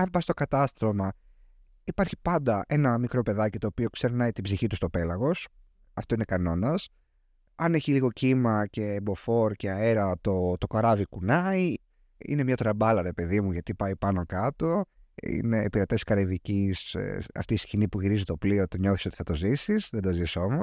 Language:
Greek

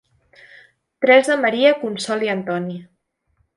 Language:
Catalan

